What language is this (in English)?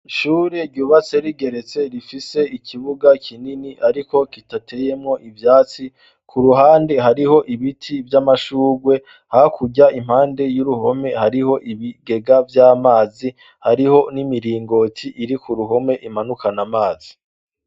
Rundi